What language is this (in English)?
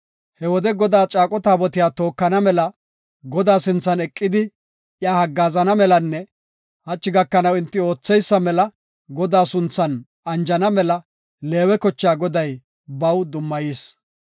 Gofa